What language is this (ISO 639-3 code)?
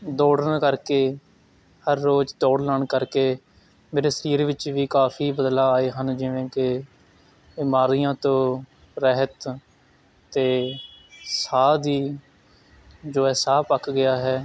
pan